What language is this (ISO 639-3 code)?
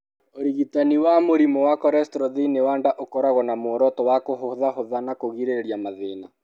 kik